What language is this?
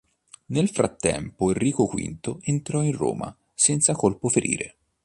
Italian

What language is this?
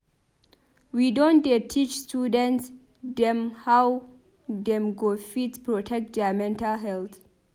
Nigerian Pidgin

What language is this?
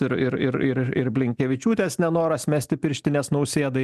Lithuanian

